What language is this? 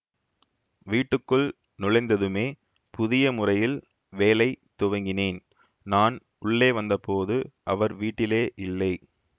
Tamil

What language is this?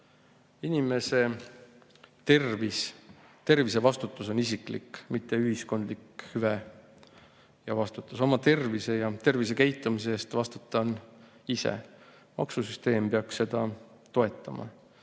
Estonian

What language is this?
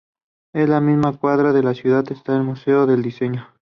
Spanish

